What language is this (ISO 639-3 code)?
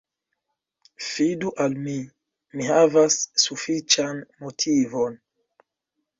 epo